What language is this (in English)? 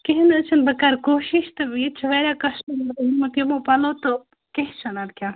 Kashmiri